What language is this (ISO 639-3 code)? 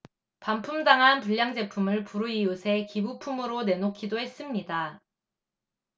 kor